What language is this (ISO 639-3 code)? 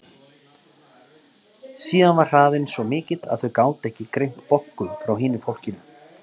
isl